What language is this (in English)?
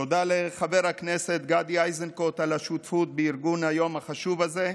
Hebrew